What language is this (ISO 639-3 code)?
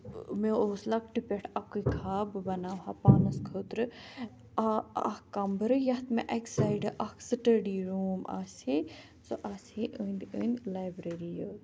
kas